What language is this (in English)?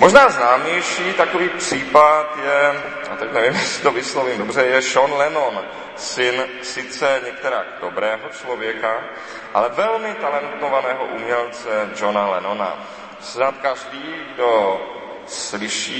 Czech